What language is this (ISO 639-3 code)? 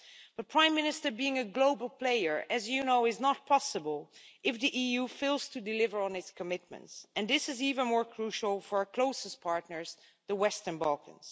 eng